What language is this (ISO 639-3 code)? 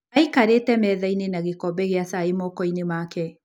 kik